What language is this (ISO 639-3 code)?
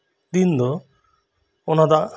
sat